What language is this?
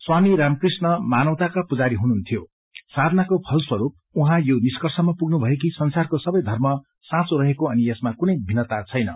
Nepali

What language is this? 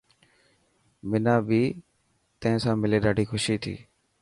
Dhatki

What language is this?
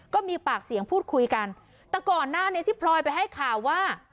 Thai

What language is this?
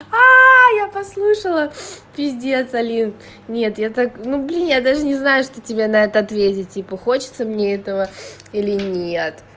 Russian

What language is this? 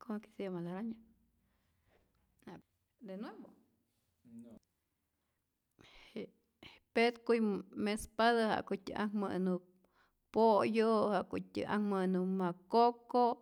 Rayón Zoque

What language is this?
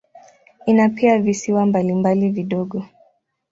Swahili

